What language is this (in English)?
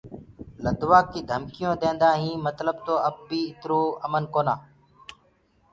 Gurgula